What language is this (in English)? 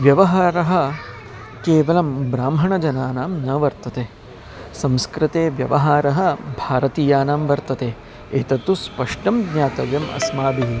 Sanskrit